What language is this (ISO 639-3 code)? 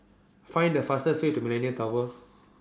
eng